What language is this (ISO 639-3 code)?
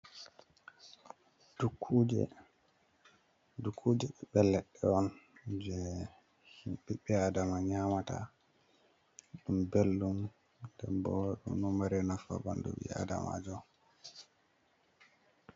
ful